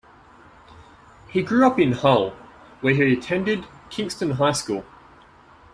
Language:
English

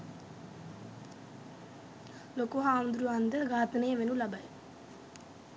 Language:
Sinhala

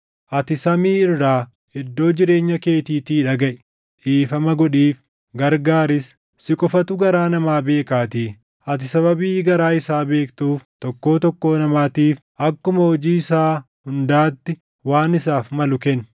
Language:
Oromo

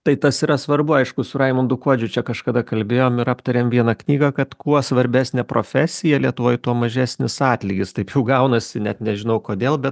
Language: Lithuanian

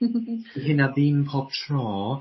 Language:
Welsh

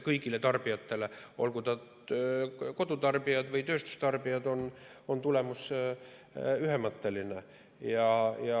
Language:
Estonian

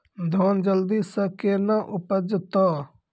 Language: Maithili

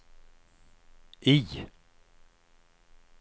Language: Swedish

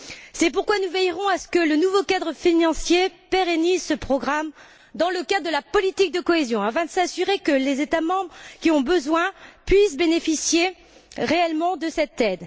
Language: French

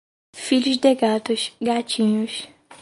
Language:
Portuguese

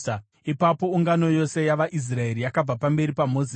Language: Shona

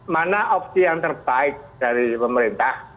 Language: Indonesian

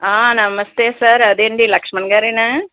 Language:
Telugu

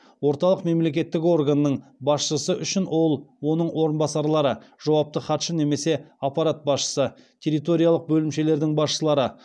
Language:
Kazakh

